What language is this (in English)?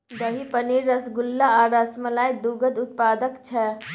Maithili